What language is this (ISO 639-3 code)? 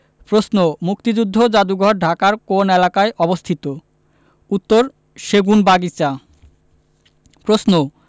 ben